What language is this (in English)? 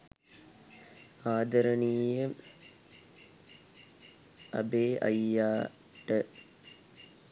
Sinhala